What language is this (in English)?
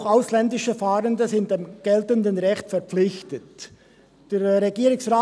Swiss German